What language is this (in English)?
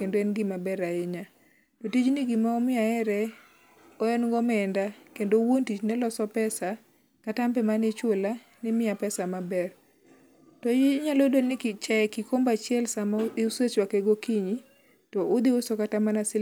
Luo (Kenya and Tanzania)